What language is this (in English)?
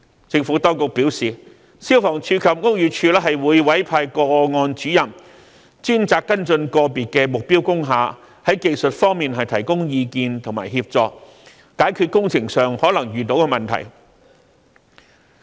Cantonese